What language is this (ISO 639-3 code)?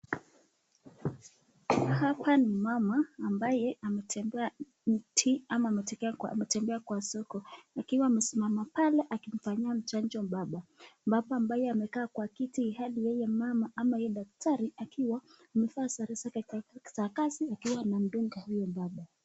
swa